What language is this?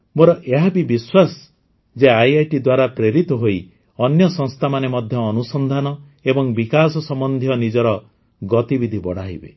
Odia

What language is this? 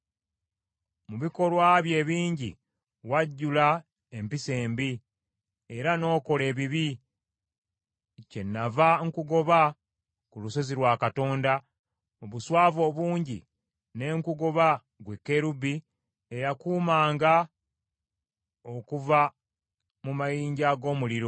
Ganda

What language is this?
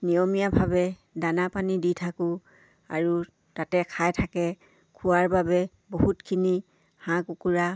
Assamese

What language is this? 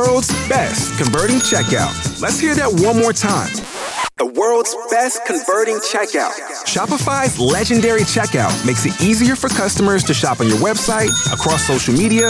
French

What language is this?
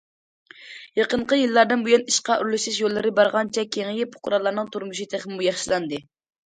Uyghur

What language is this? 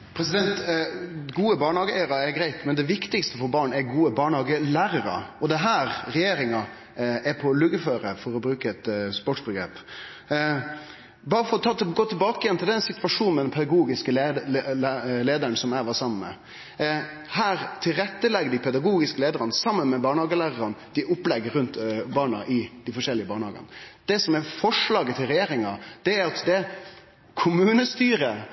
Norwegian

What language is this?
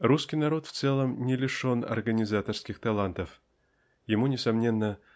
Russian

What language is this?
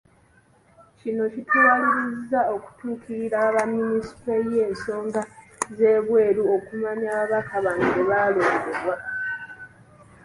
Ganda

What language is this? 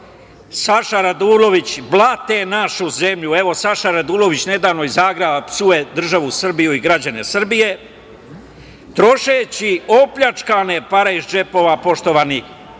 Serbian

